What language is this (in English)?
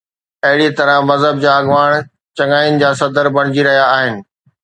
Sindhi